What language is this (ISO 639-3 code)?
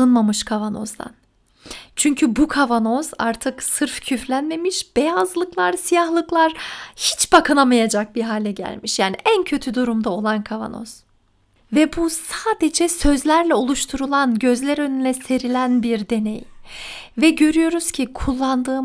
tur